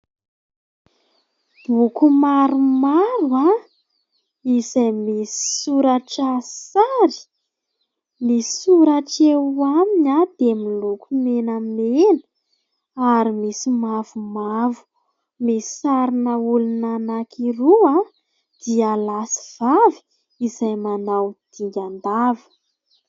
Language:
Malagasy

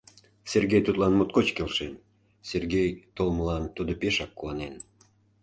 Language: Mari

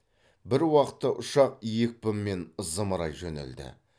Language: Kazakh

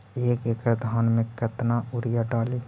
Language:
Magahi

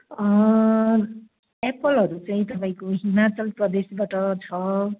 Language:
Nepali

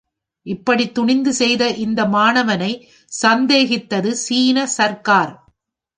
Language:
Tamil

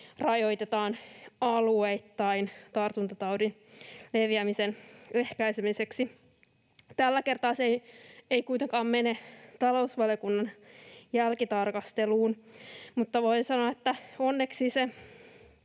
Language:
Finnish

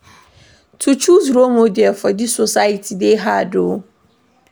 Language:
Nigerian Pidgin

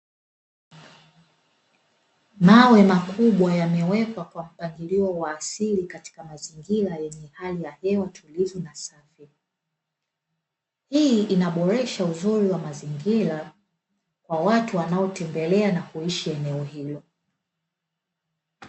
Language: Swahili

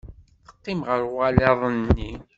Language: Kabyle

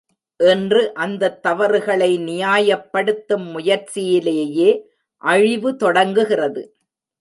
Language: Tamil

